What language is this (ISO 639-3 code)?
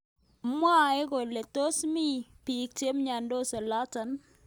kln